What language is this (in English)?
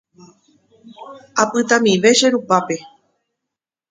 Guarani